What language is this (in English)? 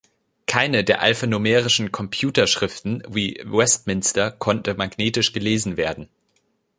German